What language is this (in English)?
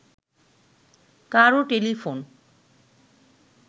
Bangla